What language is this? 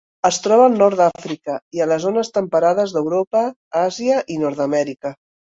Catalan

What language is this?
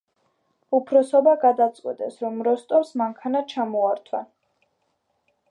Georgian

